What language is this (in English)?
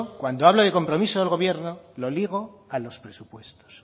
Spanish